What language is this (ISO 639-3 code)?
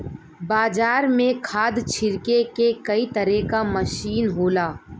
bho